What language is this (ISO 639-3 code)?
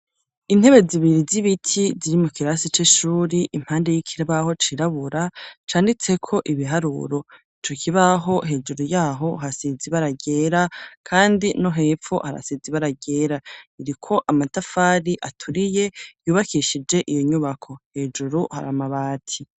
run